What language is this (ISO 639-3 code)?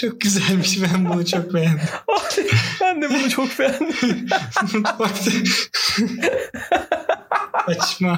tur